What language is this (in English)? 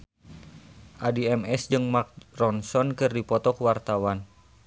Sundanese